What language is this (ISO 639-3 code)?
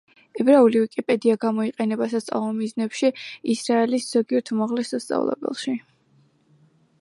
kat